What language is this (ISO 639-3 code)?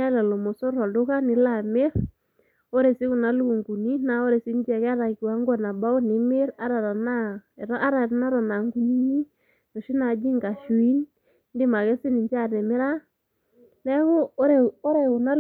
mas